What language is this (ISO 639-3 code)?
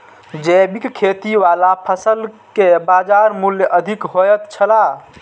mai